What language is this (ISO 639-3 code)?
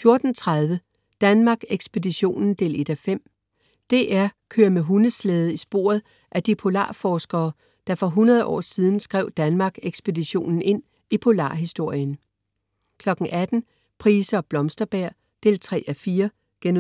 dan